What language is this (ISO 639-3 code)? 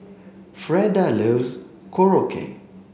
eng